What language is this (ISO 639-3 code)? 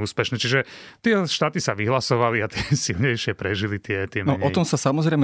slk